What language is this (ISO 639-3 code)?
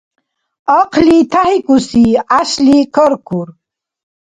dar